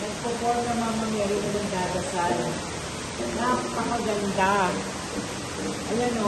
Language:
Filipino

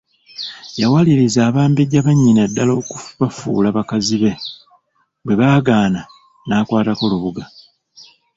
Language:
Ganda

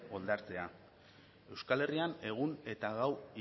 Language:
Basque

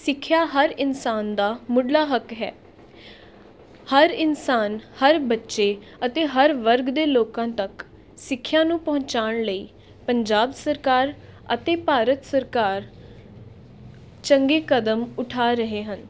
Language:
Punjabi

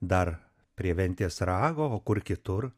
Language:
Lithuanian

